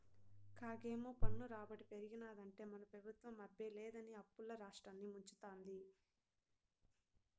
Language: Telugu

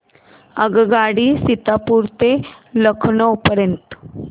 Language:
Marathi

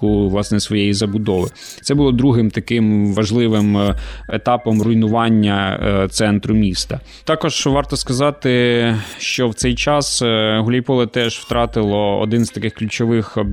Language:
Ukrainian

